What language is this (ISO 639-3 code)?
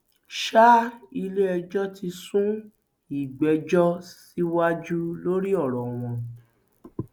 yor